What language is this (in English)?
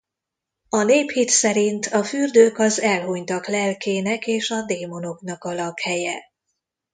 Hungarian